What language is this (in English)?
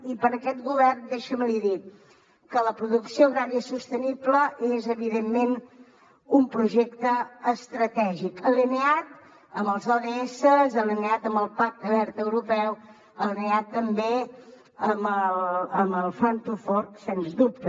Catalan